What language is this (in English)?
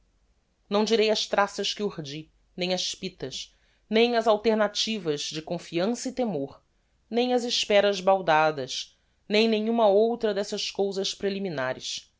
Portuguese